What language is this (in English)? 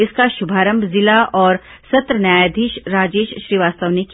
Hindi